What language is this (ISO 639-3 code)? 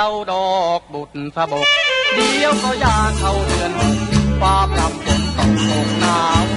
tha